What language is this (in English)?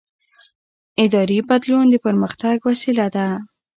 Pashto